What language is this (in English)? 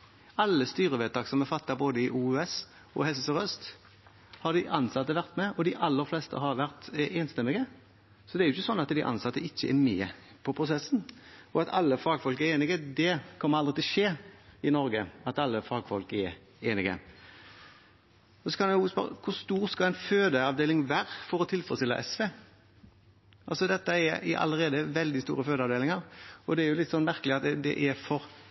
Norwegian Bokmål